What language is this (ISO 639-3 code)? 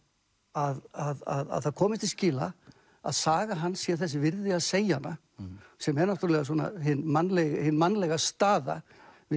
isl